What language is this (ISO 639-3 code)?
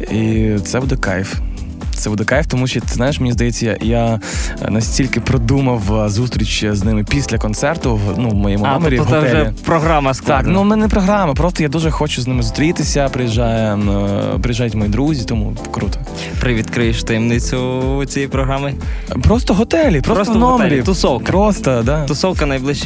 ukr